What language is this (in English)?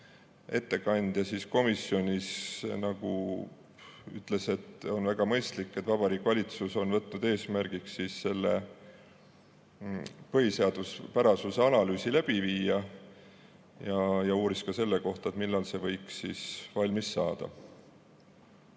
Estonian